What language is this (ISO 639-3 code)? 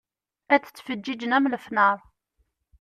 kab